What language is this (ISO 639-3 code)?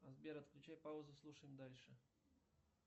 rus